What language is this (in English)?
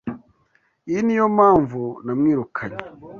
Kinyarwanda